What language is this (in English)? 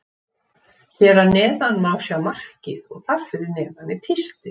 Icelandic